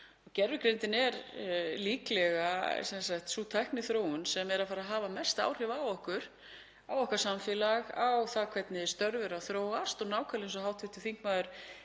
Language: Icelandic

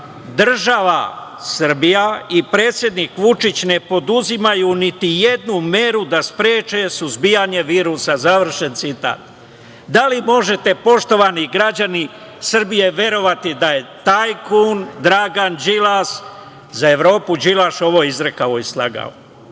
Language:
Serbian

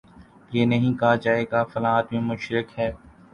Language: Urdu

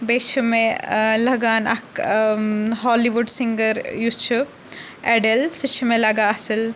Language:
Kashmiri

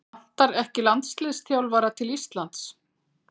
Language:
Icelandic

